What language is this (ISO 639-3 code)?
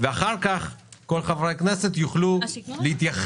heb